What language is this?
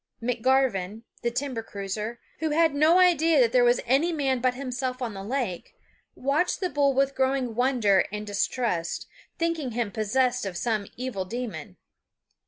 English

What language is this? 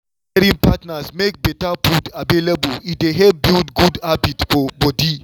Nigerian Pidgin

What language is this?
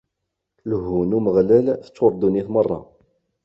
Kabyle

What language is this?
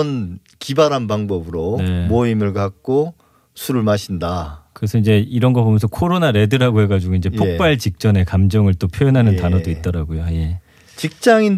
Korean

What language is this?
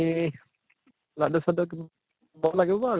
Assamese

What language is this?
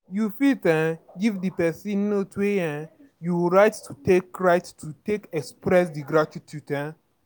Nigerian Pidgin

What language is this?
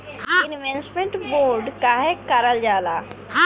Bhojpuri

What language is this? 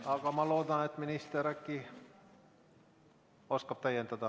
Estonian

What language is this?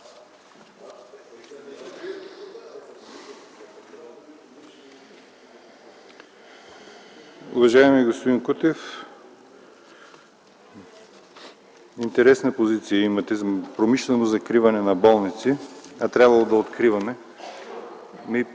Bulgarian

